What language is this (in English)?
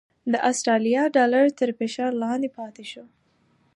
Pashto